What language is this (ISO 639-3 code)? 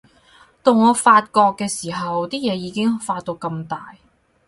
yue